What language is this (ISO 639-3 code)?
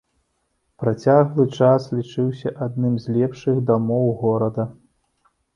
bel